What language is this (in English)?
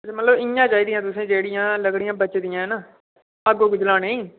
Dogri